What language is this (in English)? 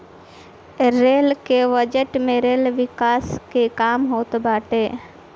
Bhojpuri